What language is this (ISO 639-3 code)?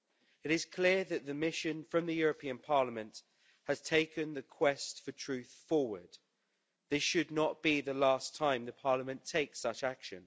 eng